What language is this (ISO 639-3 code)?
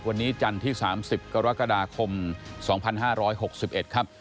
tha